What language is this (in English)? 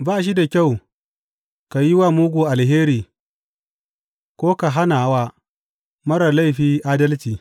Hausa